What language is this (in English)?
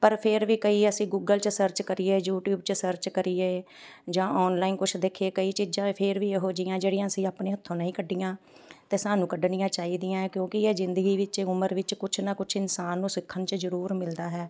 Punjabi